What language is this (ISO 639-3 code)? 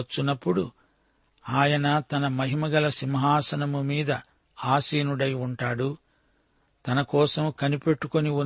tel